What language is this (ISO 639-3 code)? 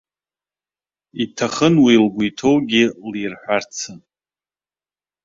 abk